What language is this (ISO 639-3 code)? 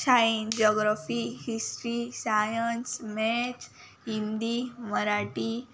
kok